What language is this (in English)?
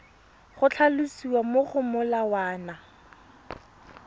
Tswana